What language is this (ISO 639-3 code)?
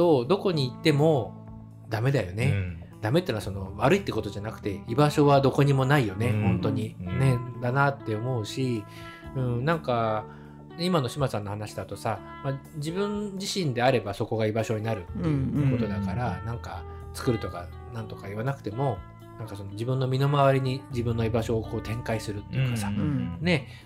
jpn